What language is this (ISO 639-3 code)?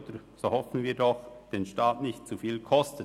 gsw